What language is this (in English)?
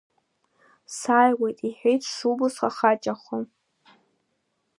Abkhazian